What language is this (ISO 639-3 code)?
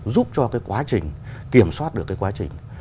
vie